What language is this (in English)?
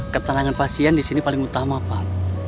Indonesian